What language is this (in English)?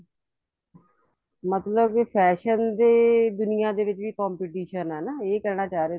Punjabi